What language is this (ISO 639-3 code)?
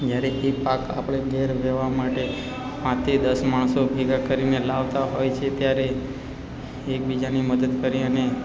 guj